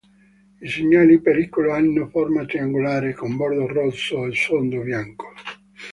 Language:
Italian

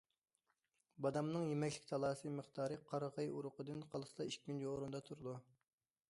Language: Uyghur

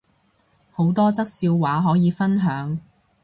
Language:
Cantonese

